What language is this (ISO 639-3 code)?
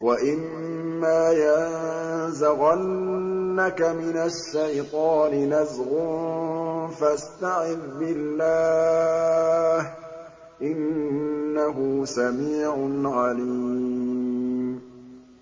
ara